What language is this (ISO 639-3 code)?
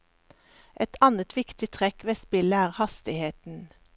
nor